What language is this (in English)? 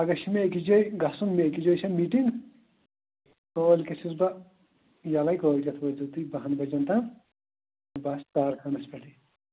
Kashmiri